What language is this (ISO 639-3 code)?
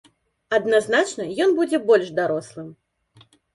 bel